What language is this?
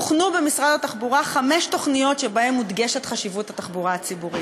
Hebrew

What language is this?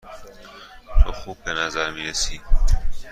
Persian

